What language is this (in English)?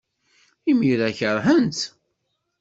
Kabyle